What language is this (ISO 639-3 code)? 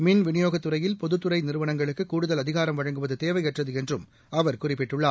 tam